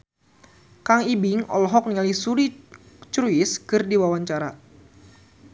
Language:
Sundanese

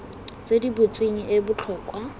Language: Tswana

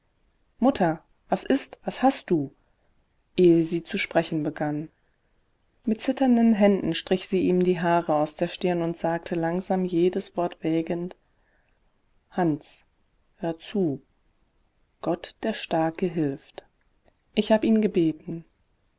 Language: German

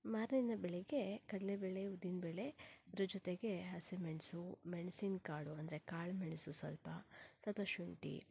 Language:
Kannada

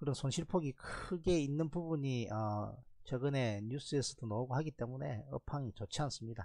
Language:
Korean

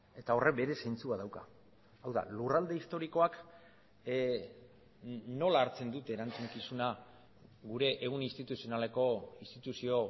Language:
Basque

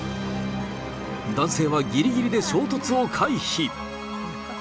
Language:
Japanese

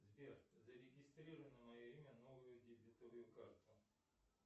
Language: Russian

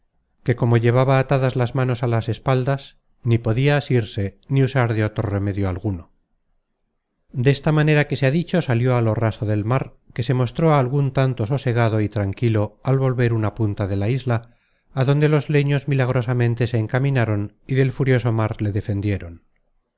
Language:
Spanish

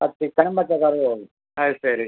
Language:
Malayalam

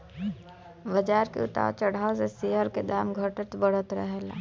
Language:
Bhojpuri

